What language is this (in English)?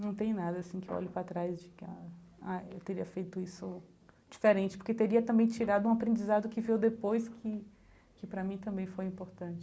Portuguese